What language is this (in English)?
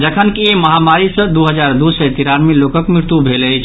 Maithili